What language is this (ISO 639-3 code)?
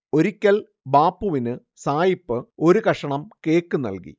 mal